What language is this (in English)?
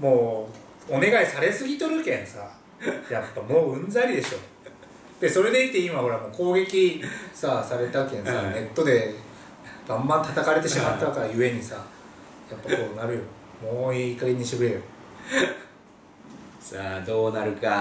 Japanese